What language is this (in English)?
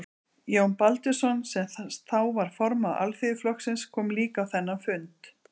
Icelandic